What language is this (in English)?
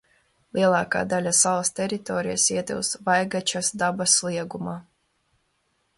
Latvian